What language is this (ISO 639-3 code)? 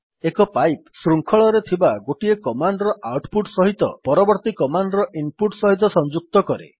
ori